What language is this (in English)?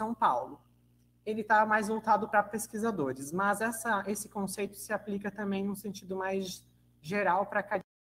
Portuguese